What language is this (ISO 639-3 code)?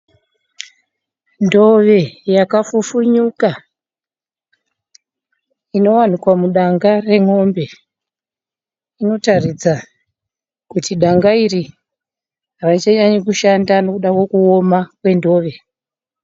sna